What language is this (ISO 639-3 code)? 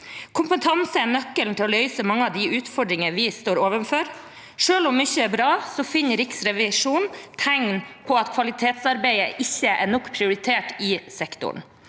nor